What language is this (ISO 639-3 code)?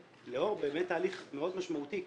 heb